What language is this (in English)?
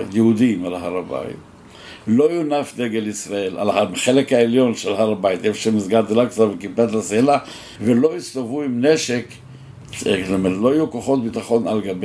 Hebrew